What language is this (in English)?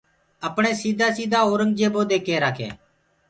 Gurgula